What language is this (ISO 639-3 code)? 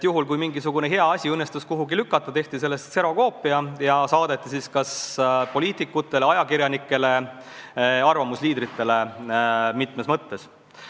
est